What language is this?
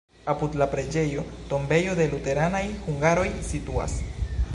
Esperanto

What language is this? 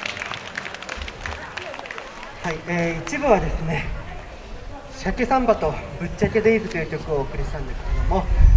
Japanese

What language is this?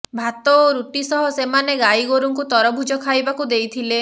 Odia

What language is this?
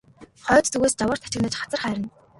Mongolian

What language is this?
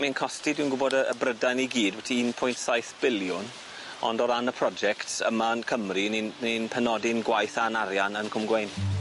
Welsh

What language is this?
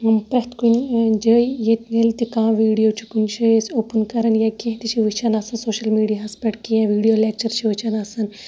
Kashmiri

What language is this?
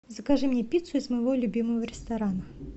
Russian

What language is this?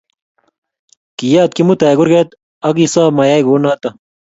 Kalenjin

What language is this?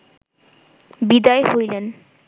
Bangla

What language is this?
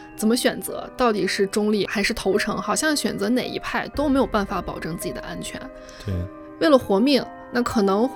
Chinese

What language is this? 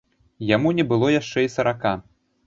Belarusian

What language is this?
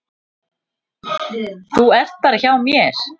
Icelandic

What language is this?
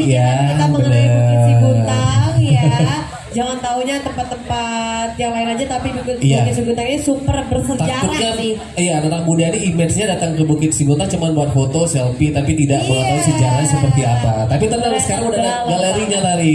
Indonesian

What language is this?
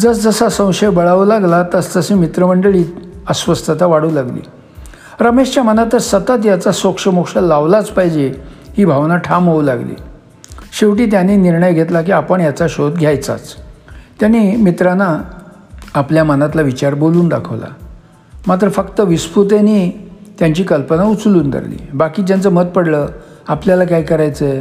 Marathi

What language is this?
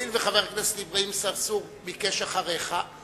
Hebrew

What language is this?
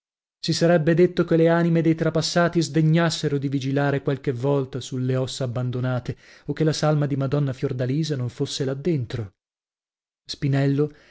Italian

